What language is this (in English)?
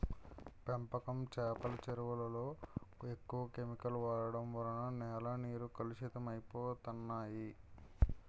Telugu